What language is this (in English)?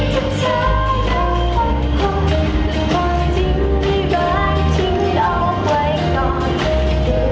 Thai